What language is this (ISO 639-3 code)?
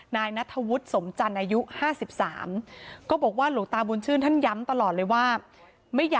tha